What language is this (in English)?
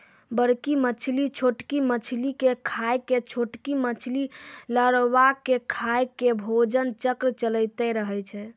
Maithili